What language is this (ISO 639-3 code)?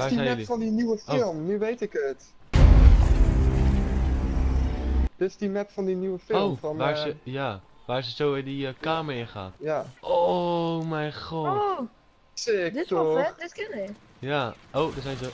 nld